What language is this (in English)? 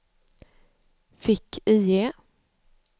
Swedish